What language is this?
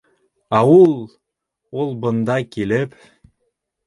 Bashkir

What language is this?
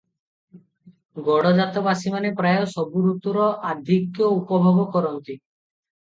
Odia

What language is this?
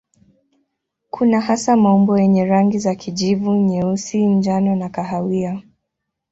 Swahili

